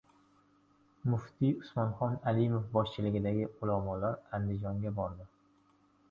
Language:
Uzbek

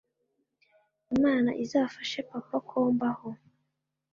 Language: Kinyarwanda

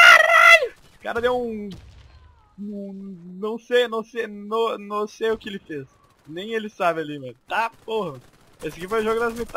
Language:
Portuguese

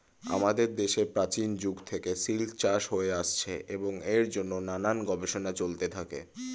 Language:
Bangla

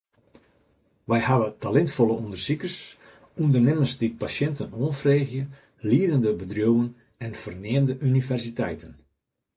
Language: Western Frisian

